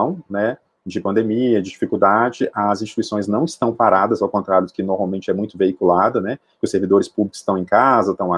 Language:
Portuguese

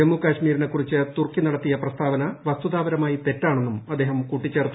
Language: Malayalam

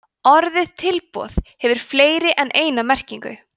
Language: Icelandic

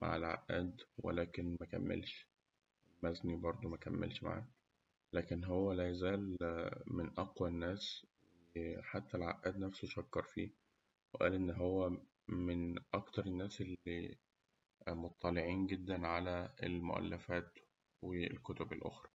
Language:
Egyptian Arabic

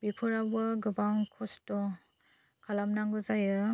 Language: Bodo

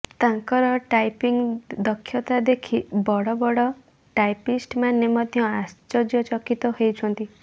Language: Odia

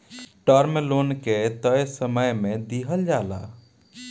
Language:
Bhojpuri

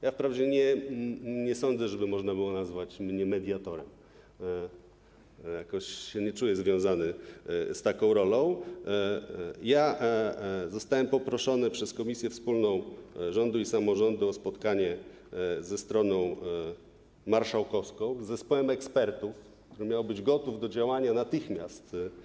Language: Polish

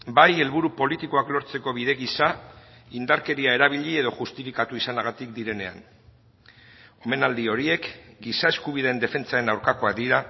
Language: Basque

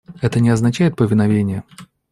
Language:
Russian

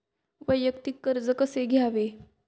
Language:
Marathi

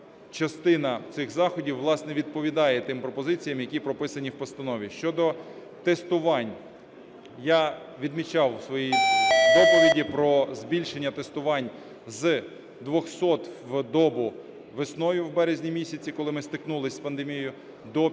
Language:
Ukrainian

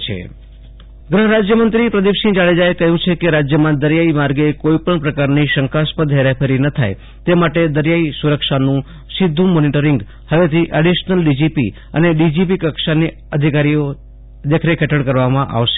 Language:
Gujarati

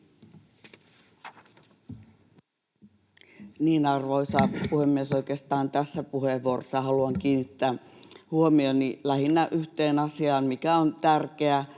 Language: Finnish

